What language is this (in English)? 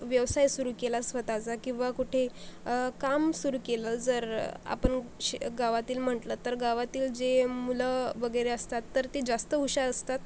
Marathi